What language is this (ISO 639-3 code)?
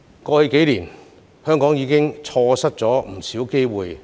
yue